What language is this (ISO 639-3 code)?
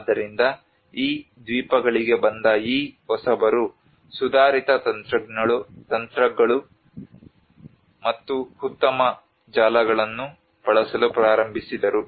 kan